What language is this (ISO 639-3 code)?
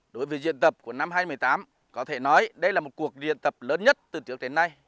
vie